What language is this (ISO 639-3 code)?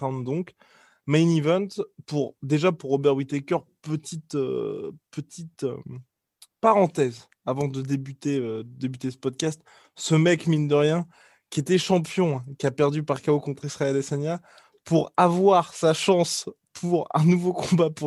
fra